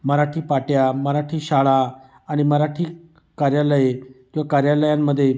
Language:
Marathi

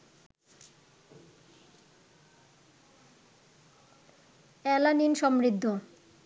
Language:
Bangla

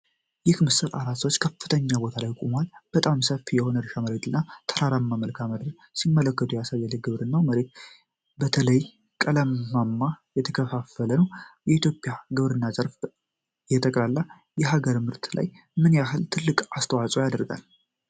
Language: Amharic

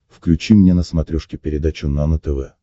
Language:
Russian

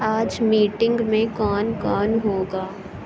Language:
Urdu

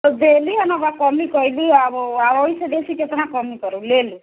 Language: Maithili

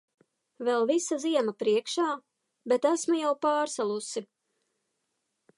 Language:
Latvian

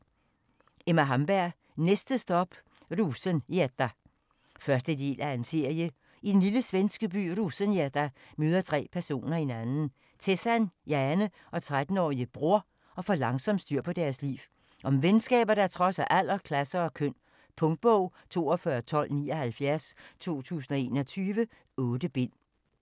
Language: Danish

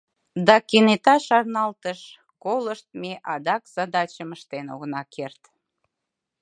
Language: Mari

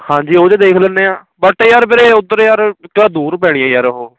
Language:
Punjabi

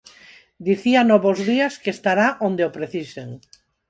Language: Galician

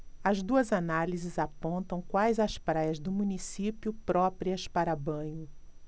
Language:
Portuguese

